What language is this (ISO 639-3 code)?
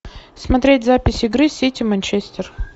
rus